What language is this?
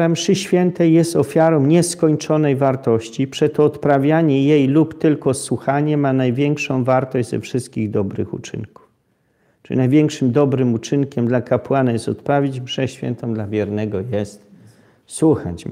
Polish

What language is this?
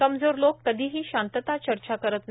Marathi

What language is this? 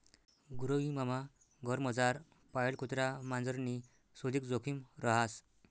Marathi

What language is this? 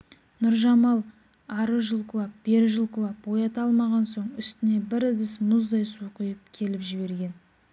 Kazakh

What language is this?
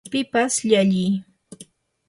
Yanahuanca Pasco Quechua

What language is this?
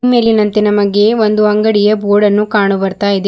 Kannada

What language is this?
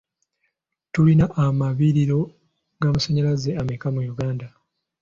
Ganda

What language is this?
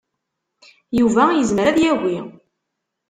Kabyle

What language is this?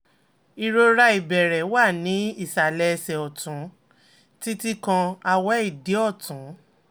Yoruba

